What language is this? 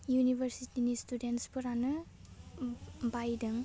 Bodo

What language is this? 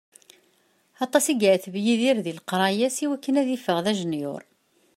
Kabyle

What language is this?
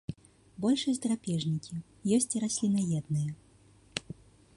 Belarusian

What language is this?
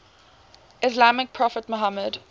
English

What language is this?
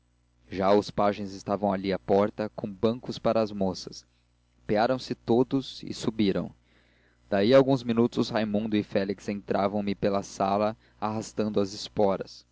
Portuguese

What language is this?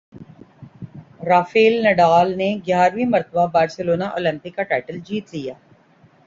Urdu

